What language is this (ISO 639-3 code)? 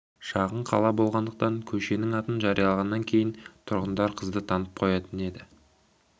kaz